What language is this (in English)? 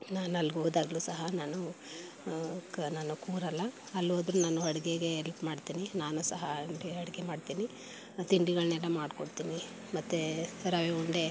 Kannada